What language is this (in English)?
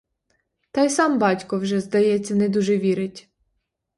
Ukrainian